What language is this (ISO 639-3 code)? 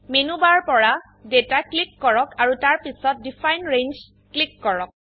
asm